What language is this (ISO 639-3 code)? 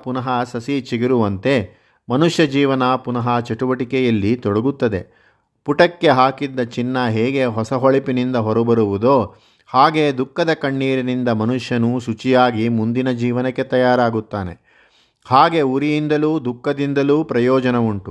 kan